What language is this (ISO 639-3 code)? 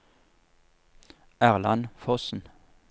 nor